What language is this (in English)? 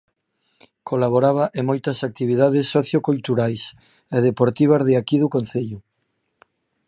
Galician